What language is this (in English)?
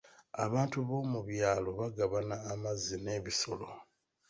Ganda